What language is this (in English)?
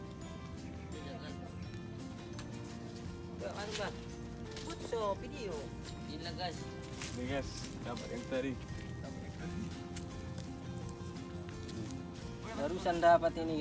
Indonesian